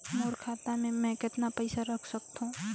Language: Chhattisgarhi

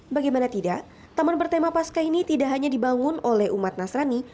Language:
Indonesian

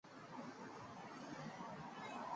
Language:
Chinese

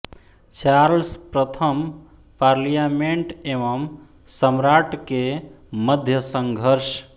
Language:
Hindi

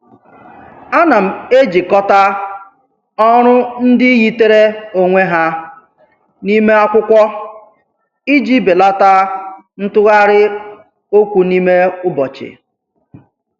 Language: Igbo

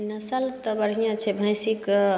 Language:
Maithili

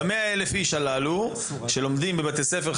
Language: Hebrew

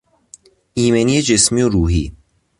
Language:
Persian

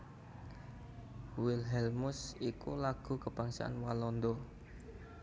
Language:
Javanese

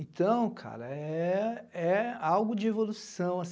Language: Portuguese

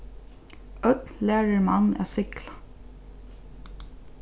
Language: Faroese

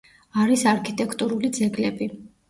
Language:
Georgian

